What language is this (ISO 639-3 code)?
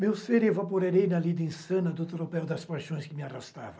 por